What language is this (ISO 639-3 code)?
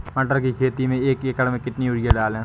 hin